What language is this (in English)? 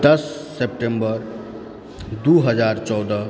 Maithili